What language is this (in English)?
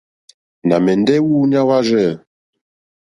Mokpwe